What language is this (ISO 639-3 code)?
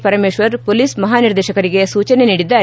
kan